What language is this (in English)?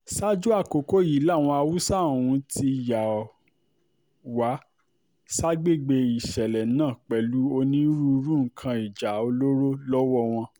Yoruba